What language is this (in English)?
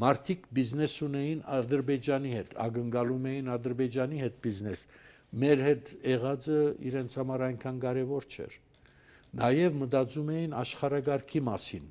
Turkish